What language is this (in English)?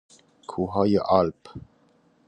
Persian